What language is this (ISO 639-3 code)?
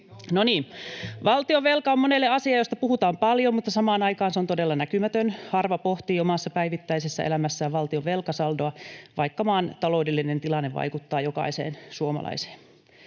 fin